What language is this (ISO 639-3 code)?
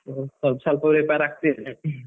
kan